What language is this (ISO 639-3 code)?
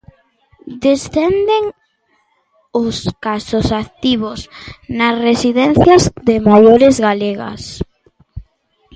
glg